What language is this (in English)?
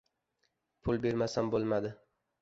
Uzbek